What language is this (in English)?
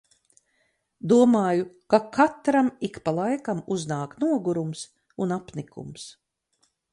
Latvian